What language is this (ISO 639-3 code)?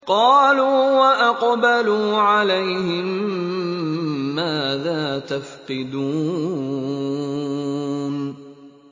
ara